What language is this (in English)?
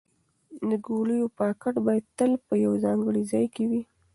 Pashto